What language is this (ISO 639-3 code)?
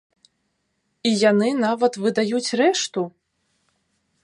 bel